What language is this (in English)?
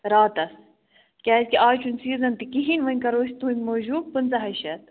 Kashmiri